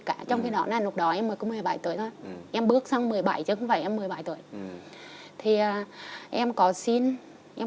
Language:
Vietnamese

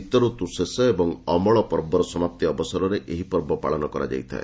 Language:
Odia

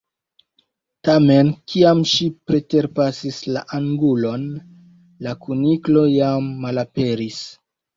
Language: Esperanto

